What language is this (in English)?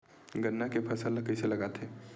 Chhattisgarhi